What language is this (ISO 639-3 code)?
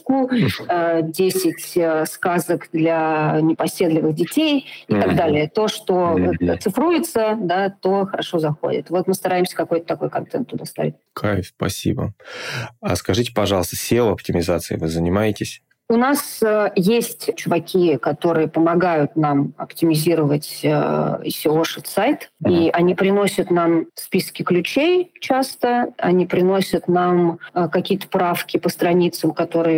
rus